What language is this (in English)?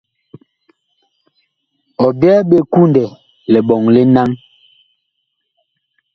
Bakoko